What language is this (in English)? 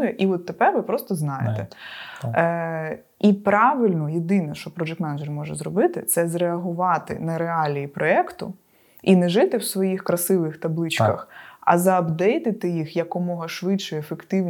Ukrainian